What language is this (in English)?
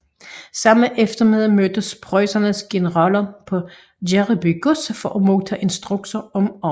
Danish